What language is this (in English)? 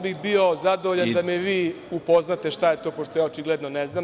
Serbian